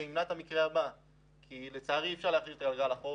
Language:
Hebrew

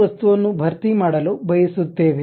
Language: Kannada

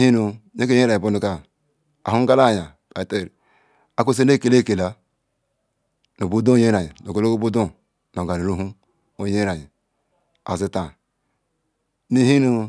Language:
Ikwere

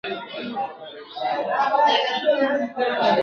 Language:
Pashto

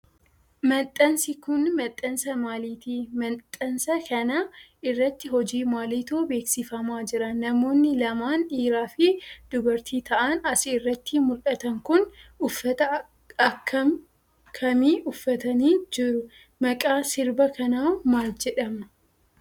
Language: Oromo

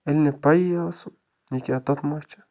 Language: Kashmiri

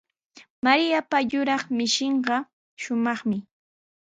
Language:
Sihuas Ancash Quechua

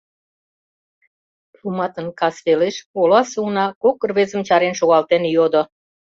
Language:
Mari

